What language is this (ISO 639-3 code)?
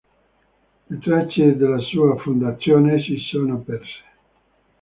ita